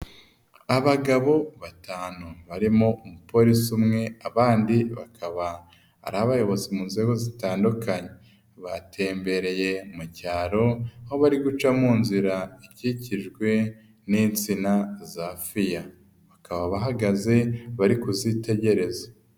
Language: Kinyarwanda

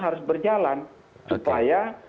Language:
Indonesian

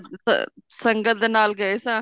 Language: Punjabi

